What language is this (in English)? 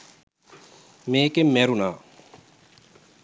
Sinhala